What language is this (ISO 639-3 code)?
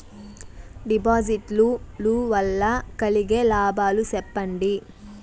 tel